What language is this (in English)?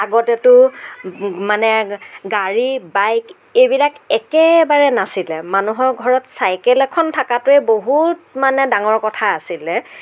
Assamese